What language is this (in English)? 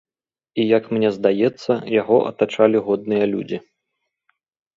Belarusian